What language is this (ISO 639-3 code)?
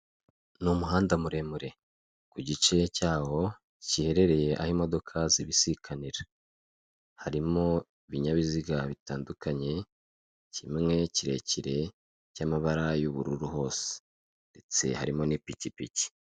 kin